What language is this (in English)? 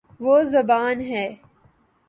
Urdu